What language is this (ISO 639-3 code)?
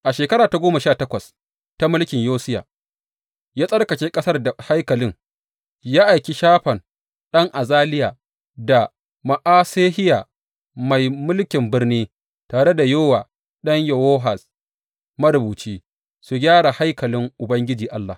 hau